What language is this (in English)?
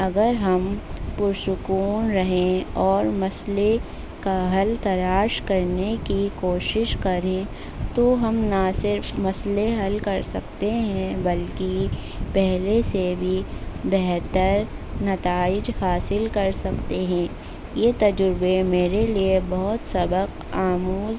Urdu